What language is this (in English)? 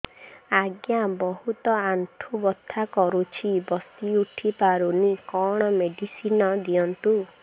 Odia